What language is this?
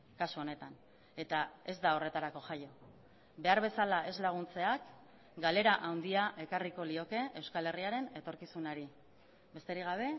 Basque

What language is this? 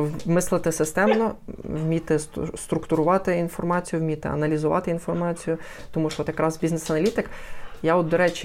Ukrainian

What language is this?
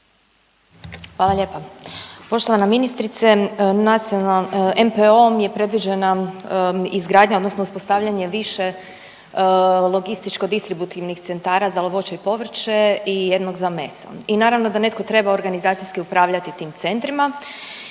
Croatian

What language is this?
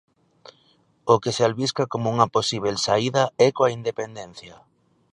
Galician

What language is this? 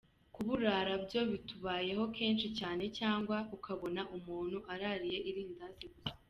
Kinyarwanda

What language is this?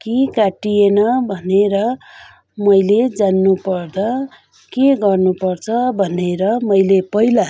Nepali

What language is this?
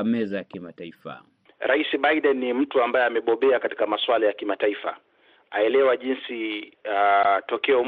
Swahili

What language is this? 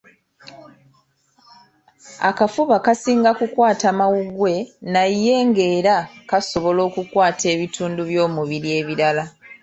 Ganda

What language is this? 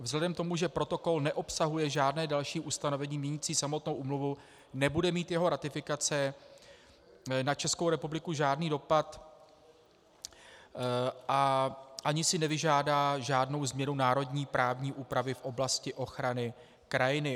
Czech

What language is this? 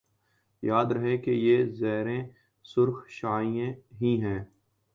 Urdu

